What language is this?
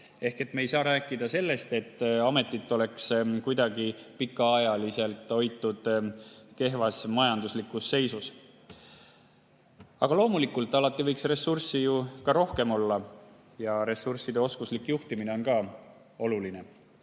Estonian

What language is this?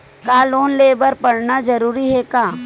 Chhattisgarhi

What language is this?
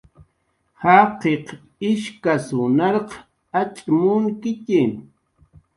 Jaqaru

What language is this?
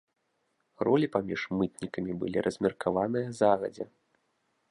Belarusian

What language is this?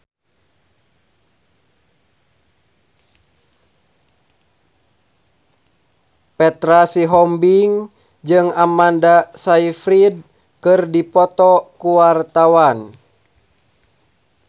Sundanese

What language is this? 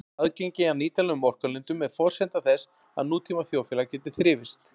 Icelandic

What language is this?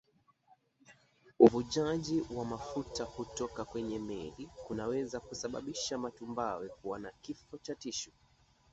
Swahili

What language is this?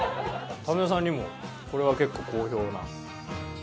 Japanese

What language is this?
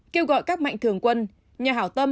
Vietnamese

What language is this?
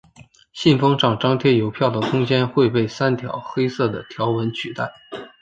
Chinese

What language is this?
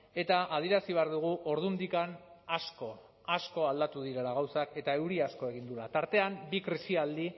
Basque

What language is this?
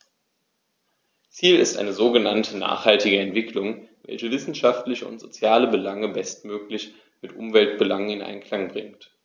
German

